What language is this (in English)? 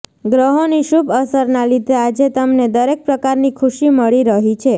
Gujarati